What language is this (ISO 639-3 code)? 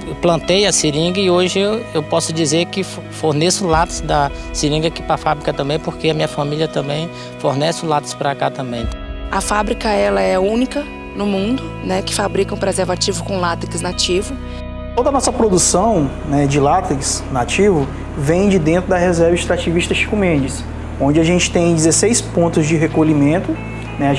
por